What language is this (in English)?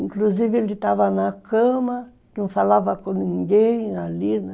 Portuguese